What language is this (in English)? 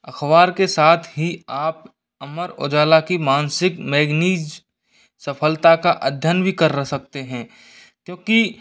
Hindi